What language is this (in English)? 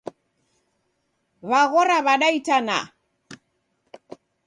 Taita